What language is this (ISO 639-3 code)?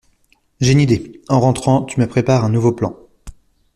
fra